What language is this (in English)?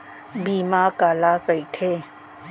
Chhattisgarhi